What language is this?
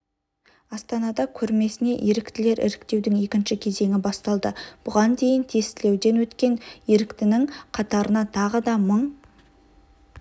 Kazakh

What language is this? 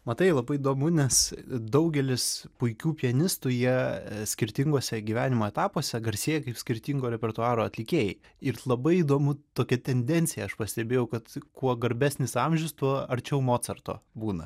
Lithuanian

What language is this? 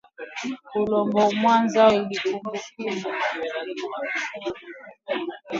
Swahili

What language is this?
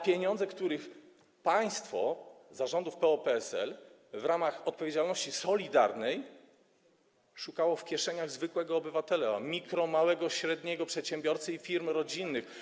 Polish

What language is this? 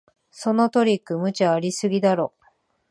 Japanese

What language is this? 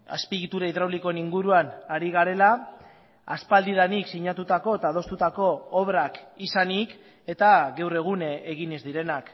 Basque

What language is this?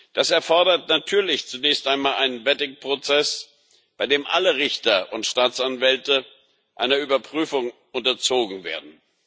German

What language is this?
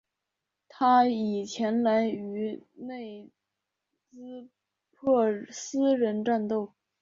Chinese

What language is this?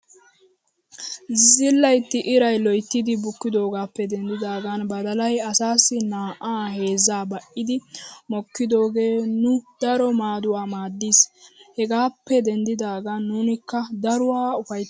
Wolaytta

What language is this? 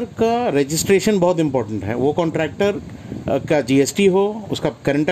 Hindi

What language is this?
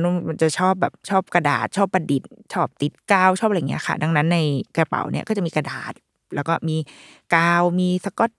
Thai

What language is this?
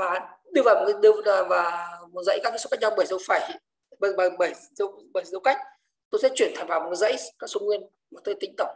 Vietnamese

